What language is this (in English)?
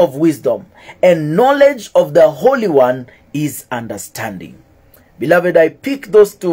English